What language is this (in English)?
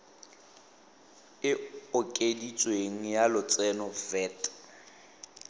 Tswana